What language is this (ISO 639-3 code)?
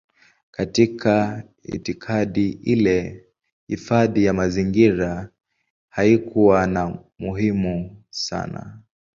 swa